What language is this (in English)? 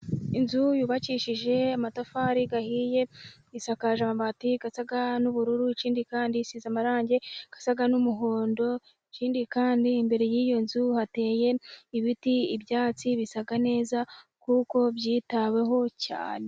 Kinyarwanda